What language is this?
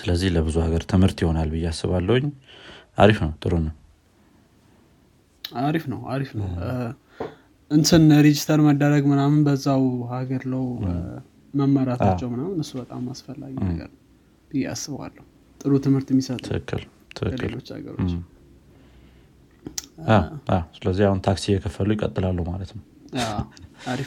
Amharic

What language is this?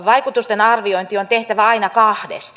Finnish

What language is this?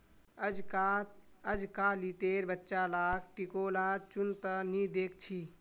Magahi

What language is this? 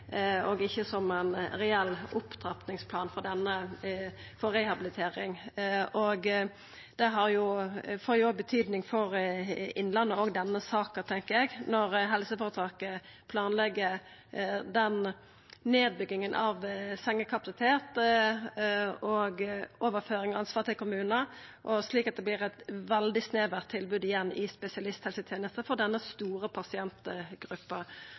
Norwegian Nynorsk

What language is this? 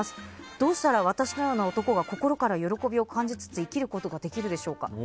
Japanese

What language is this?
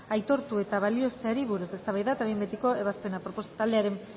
Basque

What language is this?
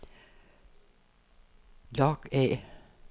Danish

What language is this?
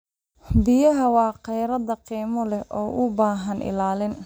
Somali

